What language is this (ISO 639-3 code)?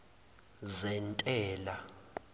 zul